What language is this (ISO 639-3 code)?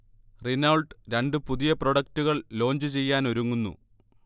mal